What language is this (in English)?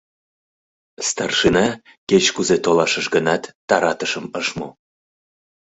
Mari